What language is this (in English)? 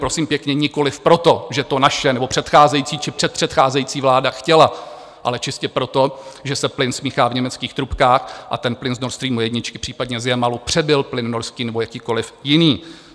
Czech